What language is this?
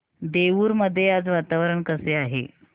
Marathi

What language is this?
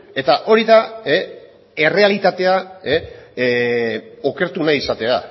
Basque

